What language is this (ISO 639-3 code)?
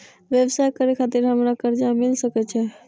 mai